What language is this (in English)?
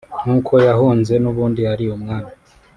Kinyarwanda